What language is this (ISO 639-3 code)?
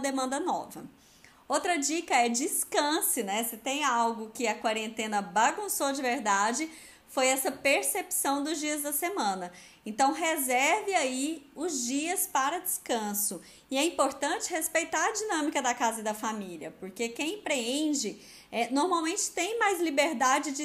por